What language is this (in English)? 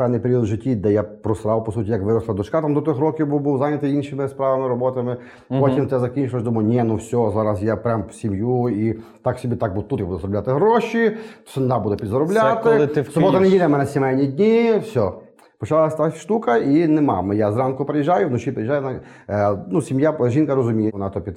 Ukrainian